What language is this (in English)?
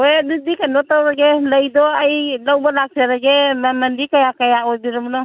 Manipuri